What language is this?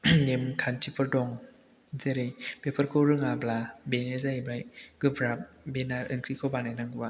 Bodo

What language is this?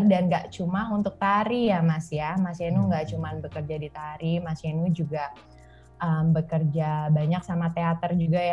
Indonesian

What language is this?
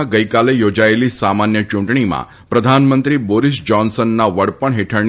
Gujarati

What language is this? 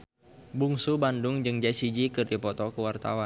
Sundanese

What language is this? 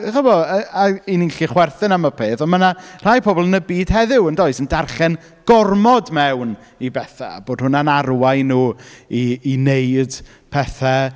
Welsh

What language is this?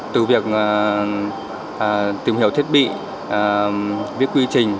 Vietnamese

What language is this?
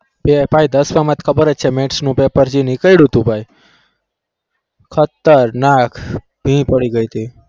Gujarati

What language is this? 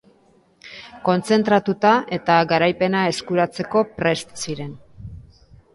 Basque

